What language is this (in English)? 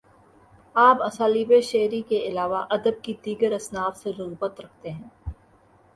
Urdu